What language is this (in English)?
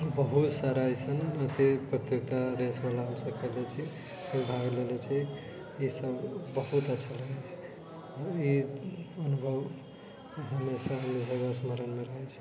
Maithili